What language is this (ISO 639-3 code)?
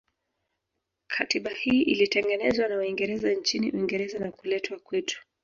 swa